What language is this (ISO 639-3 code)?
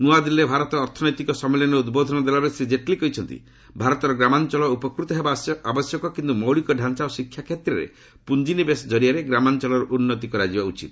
ori